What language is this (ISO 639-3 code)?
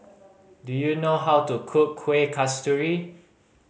eng